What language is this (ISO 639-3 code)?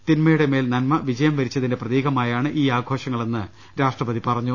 mal